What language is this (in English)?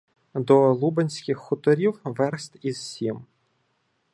Ukrainian